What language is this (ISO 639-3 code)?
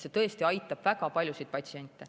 est